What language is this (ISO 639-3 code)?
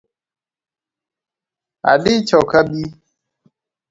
luo